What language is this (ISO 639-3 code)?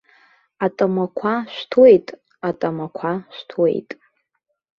abk